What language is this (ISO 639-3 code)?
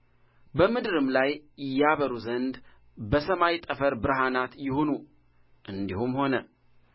amh